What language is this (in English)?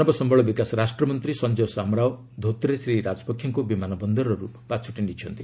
Odia